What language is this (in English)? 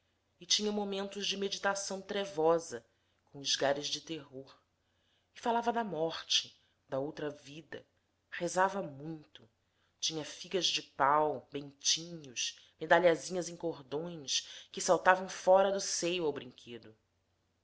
Portuguese